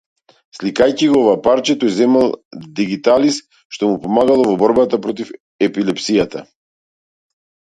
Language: Macedonian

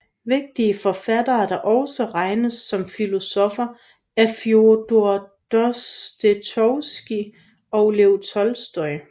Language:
Danish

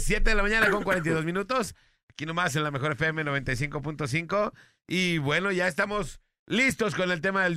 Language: Spanish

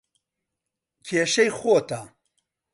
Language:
Central Kurdish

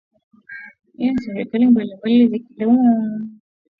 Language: Swahili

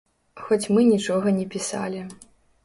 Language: Belarusian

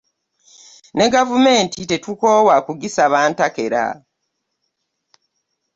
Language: Ganda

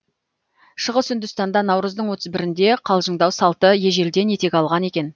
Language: Kazakh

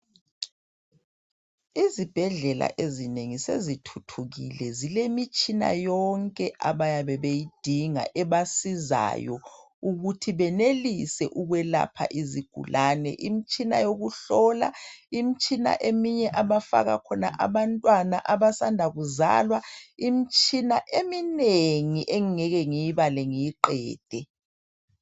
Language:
North Ndebele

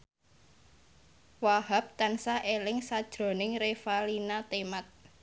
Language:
Javanese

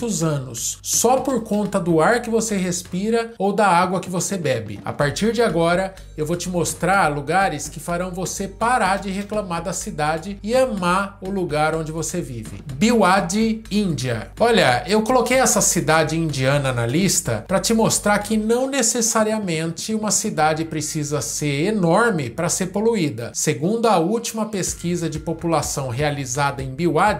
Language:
Portuguese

